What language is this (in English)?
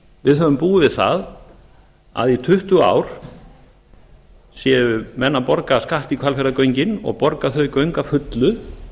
Icelandic